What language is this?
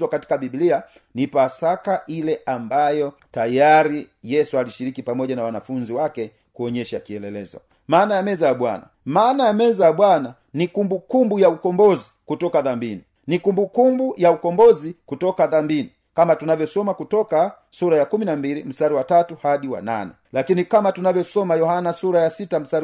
Swahili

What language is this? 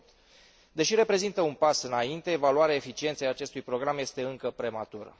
Romanian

